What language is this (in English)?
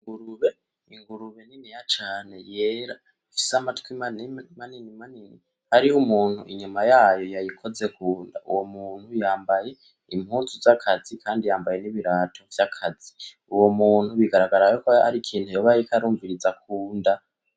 Rundi